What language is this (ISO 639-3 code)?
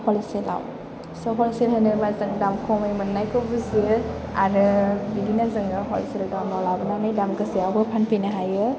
brx